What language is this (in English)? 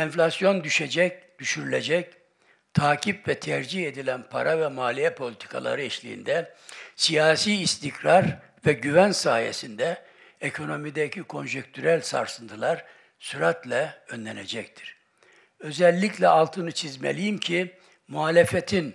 Turkish